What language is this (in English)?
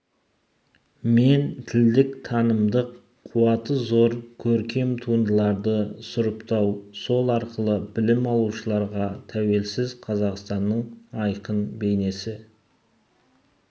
Kazakh